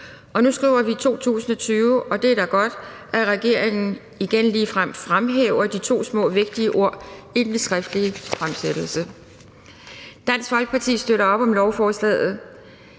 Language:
Danish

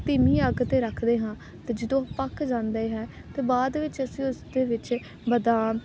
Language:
Punjabi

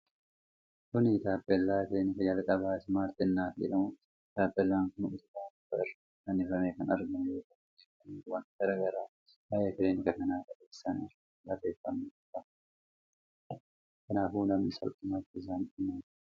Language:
Oromo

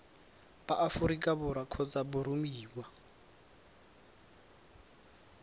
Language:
Tswana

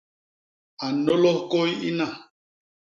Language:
Basaa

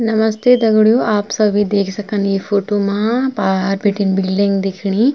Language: Garhwali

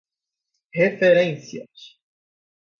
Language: Portuguese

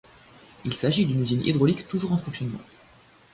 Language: French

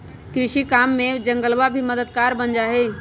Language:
Magahi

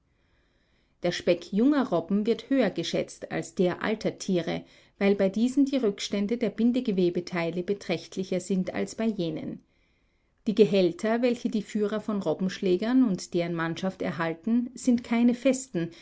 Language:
German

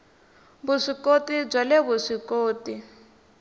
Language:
Tsonga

